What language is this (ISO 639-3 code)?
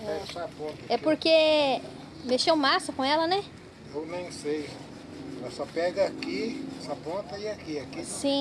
por